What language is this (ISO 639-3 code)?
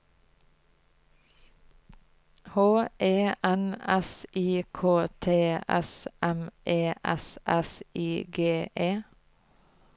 nor